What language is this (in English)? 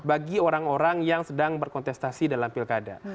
Indonesian